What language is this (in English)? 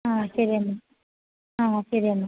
Malayalam